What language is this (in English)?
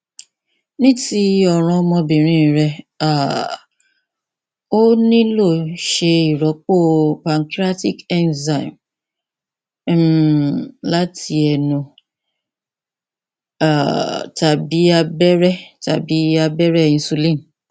Yoruba